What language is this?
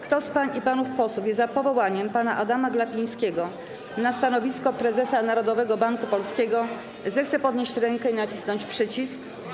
Polish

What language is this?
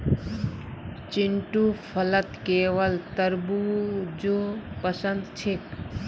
Magahi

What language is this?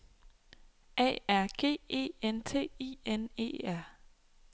Danish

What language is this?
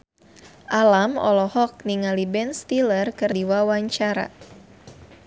Sundanese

